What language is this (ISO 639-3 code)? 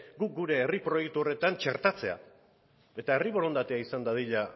eus